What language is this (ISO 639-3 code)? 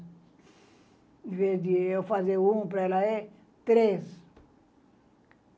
por